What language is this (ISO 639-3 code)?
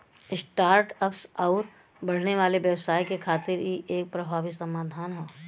bho